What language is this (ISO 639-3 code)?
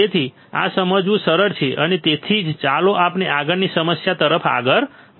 guj